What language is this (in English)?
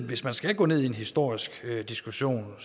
Danish